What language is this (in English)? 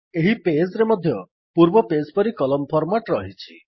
Odia